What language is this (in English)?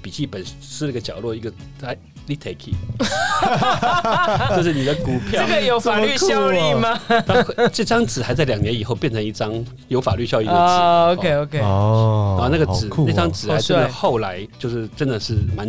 Chinese